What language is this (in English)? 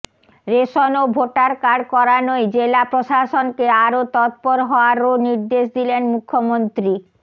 Bangla